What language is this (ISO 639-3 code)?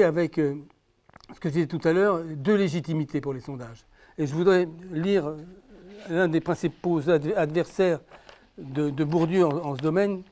fra